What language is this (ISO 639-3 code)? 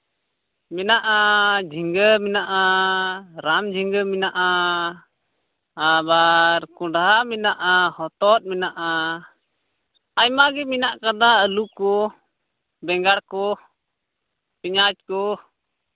sat